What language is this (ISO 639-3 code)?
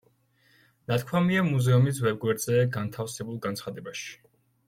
kat